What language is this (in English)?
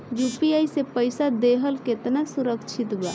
Bhojpuri